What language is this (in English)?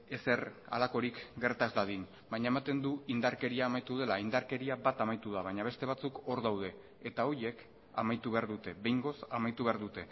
Basque